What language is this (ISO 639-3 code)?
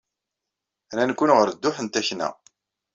kab